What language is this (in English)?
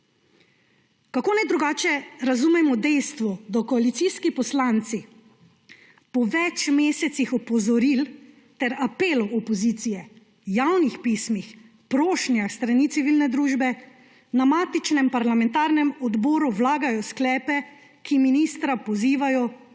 Slovenian